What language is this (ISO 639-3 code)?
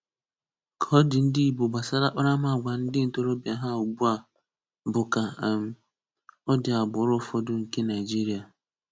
ibo